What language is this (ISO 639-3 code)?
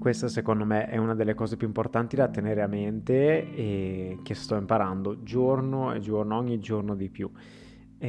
ita